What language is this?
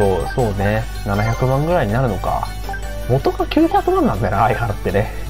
Japanese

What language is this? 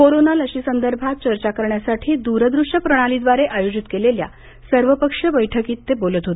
Marathi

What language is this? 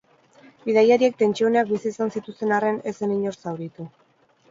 Basque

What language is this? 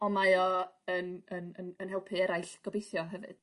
Welsh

